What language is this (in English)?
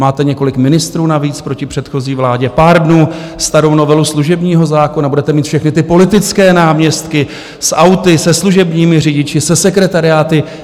Czech